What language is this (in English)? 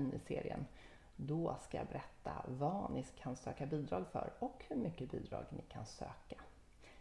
Swedish